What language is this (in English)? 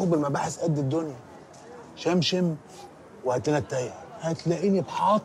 Arabic